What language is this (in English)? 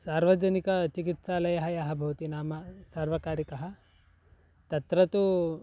Sanskrit